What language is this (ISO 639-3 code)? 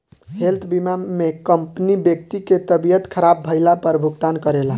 bho